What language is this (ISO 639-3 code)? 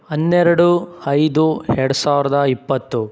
kan